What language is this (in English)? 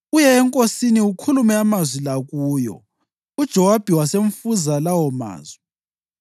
North Ndebele